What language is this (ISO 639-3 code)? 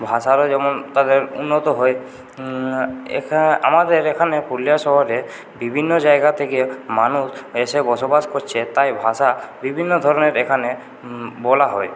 ben